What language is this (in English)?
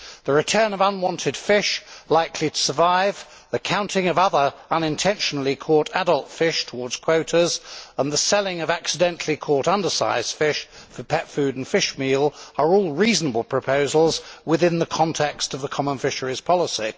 English